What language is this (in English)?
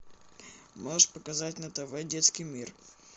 Russian